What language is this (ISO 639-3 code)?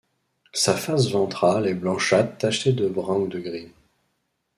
fra